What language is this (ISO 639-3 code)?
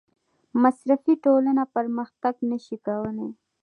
pus